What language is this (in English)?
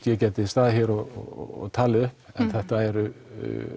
Icelandic